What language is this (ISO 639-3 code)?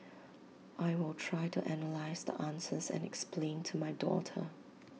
eng